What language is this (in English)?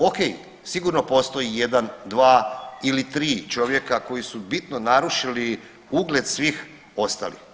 Croatian